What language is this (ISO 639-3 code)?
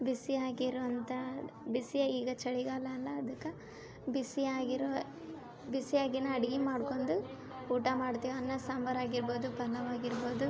kan